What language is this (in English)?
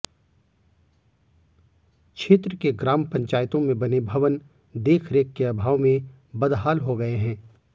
Hindi